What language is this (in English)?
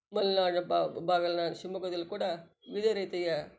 Kannada